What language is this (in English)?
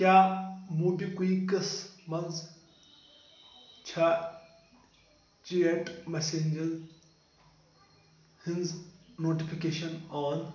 Kashmiri